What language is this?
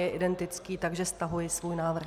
Czech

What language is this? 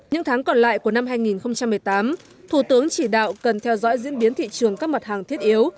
Vietnamese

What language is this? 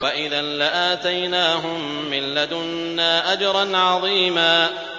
Arabic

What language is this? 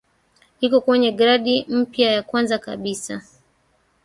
Swahili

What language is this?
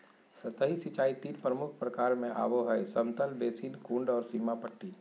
Magahi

